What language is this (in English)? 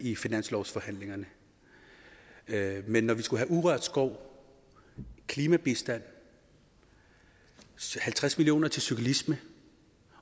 Danish